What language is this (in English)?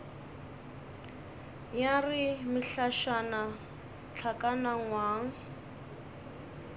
Northern Sotho